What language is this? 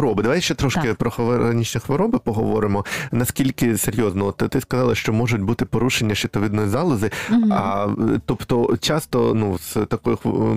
Ukrainian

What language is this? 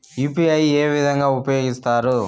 Telugu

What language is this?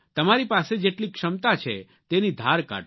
Gujarati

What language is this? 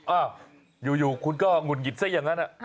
Thai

